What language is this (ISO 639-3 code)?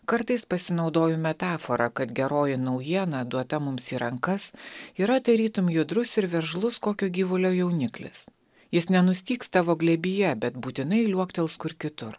lit